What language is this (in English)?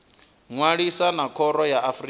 Venda